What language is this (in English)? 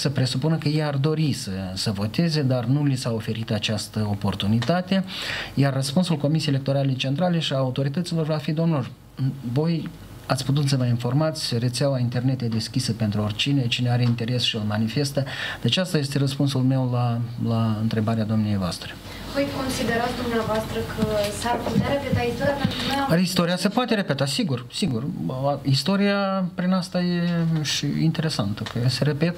Romanian